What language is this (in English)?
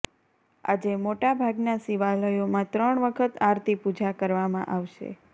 Gujarati